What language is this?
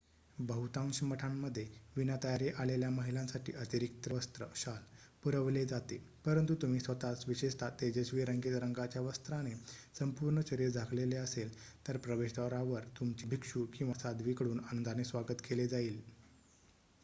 Marathi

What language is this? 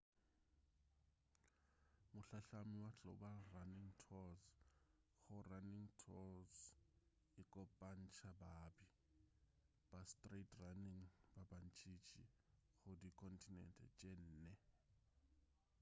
Northern Sotho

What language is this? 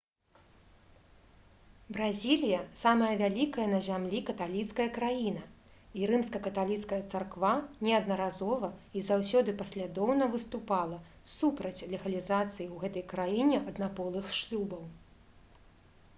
Belarusian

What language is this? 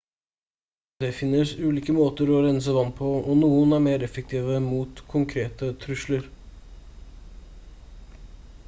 Norwegian Bokmål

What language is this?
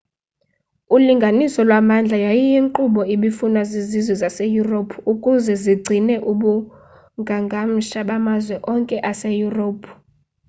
Xhosa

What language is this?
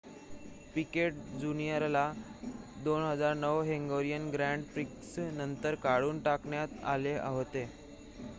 Marathi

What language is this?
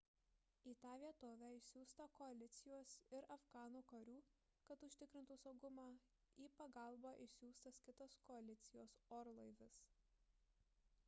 Lithuanian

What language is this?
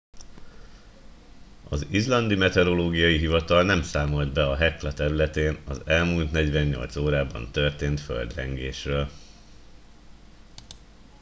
Hungarian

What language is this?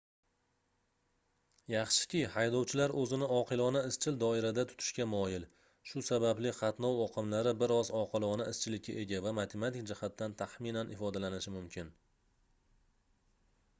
Uzbek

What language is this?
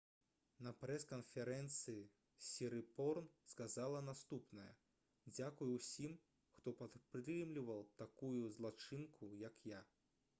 Belarusian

